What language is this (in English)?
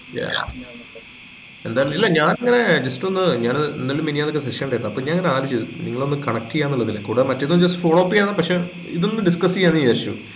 Malayalam